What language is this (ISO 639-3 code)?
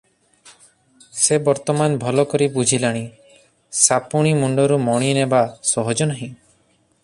ori